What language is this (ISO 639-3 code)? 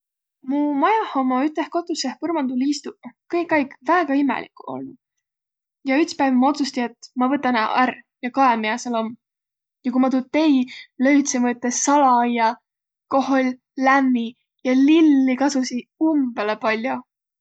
vro